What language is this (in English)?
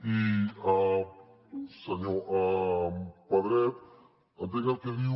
Catalan